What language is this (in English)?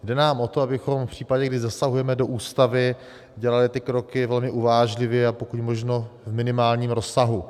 Czech